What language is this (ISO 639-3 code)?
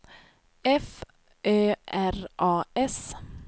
swe